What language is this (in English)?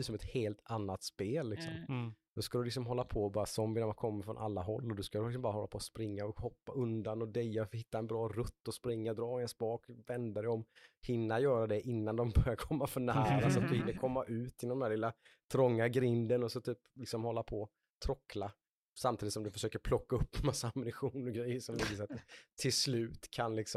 Swedish